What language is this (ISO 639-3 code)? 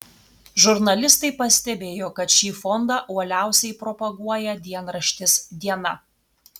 lit